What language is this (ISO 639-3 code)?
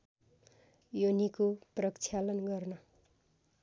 nep